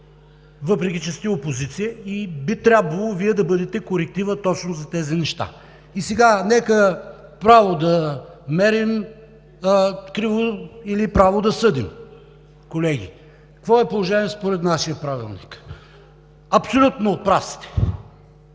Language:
Bulgarian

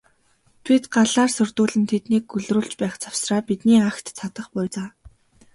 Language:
Mongolian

